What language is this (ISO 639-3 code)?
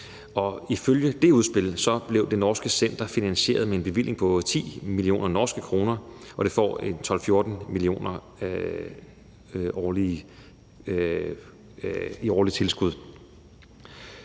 dan